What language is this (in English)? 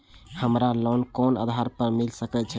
Maithili